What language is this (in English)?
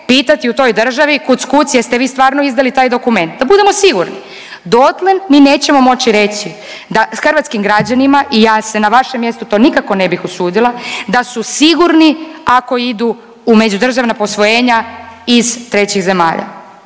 Croatian